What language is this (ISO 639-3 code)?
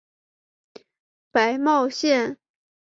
zho